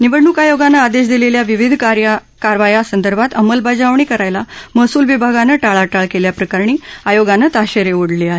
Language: Marathi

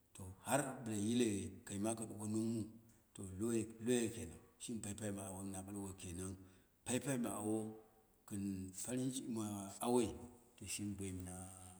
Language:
Dera (Nigeria)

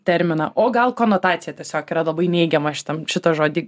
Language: Lithuanian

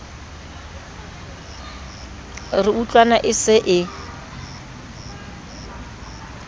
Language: Southern Sotho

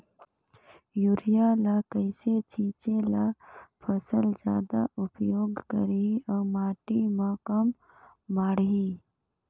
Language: Chhattisgarhi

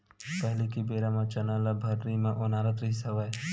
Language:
Chhattisgarhi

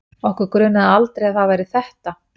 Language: Icelandic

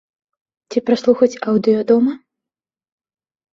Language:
Belarusian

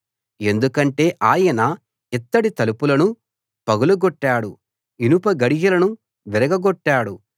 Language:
Telugu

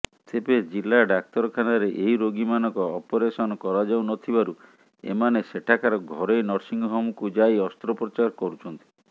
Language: Odia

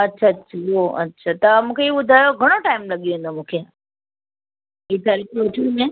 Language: Sindhi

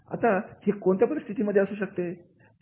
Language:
Marathi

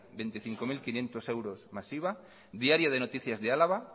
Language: Spanish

